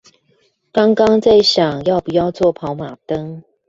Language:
Chinese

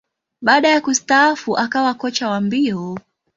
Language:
Swahili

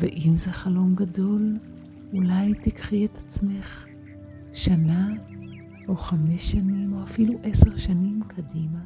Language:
Hebrew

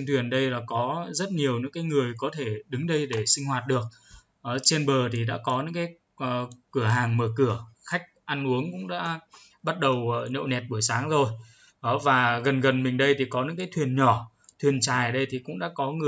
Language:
Vietnamese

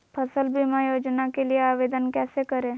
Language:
Magahi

